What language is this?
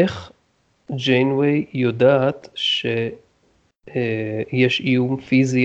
Hebrew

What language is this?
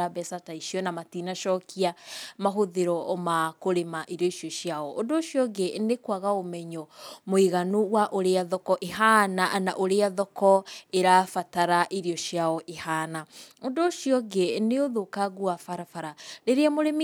Kikuyu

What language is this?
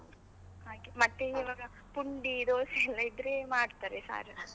Kannada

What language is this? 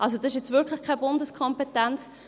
Swiss German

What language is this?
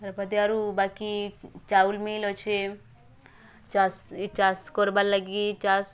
Odia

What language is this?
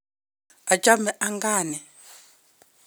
Kalenjin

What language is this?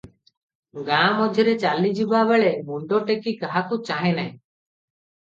Odia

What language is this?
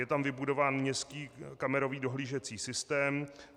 Czech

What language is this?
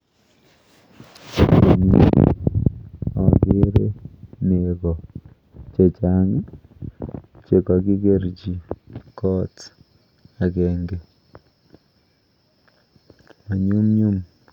Kalenjin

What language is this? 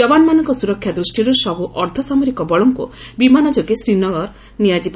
Odia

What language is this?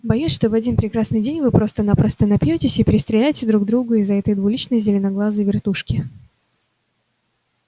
Russian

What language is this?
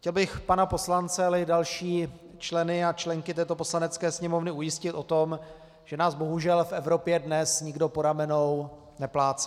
Czech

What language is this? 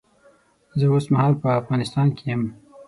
Pashto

